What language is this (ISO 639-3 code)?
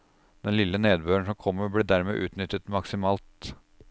nor